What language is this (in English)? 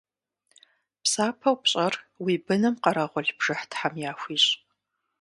Kabardian